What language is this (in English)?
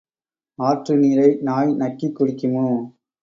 Tamil